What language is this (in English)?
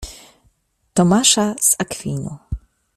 Polish